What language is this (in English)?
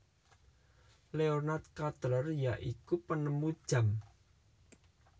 Javanese